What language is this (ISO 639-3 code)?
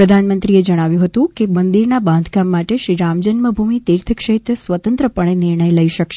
guj